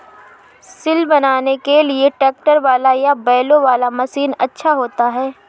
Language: Hindi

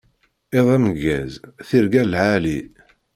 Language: Kabyle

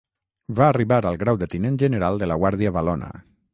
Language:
Catalan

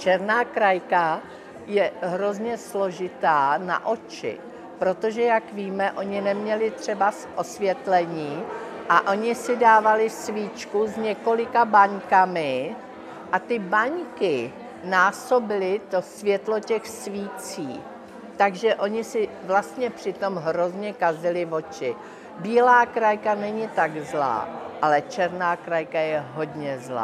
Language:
Czech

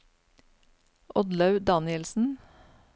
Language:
Norwegian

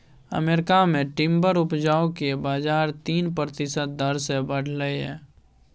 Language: Maithili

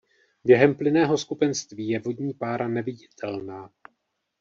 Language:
Czech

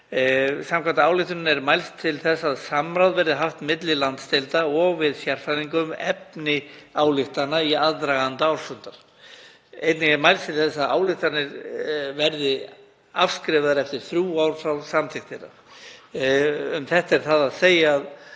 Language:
Icelandic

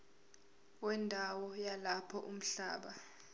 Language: Zulu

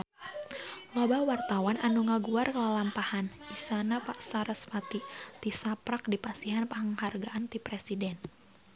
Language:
Sundanese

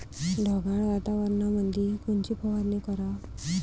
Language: Marathi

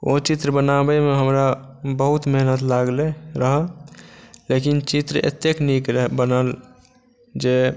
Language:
Maithili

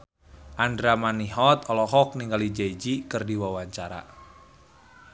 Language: Sundanese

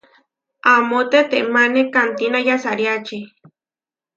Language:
Huarijio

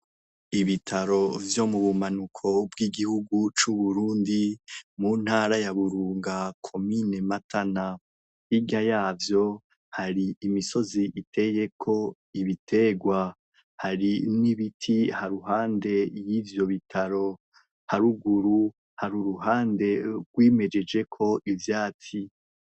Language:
Rundi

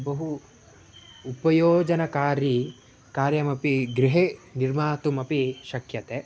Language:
Sanskrit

